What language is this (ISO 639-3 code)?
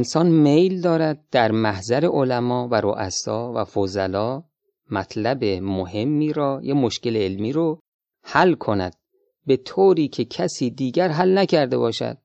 fas